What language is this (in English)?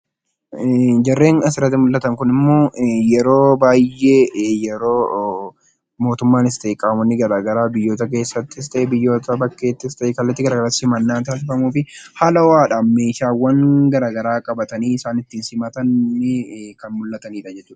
Oromo